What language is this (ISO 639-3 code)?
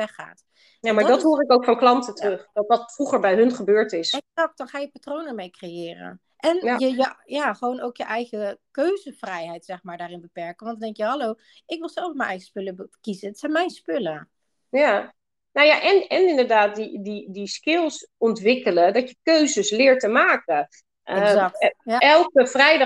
nld